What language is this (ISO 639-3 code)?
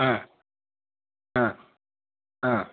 san